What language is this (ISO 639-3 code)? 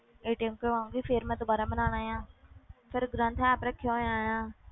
pan